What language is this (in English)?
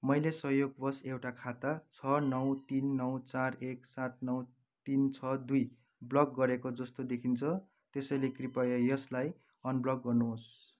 Nepali